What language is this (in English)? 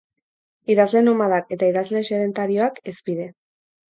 Basque